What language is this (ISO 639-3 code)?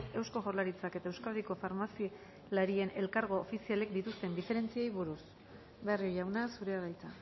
eus